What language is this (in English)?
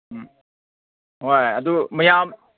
Manipuri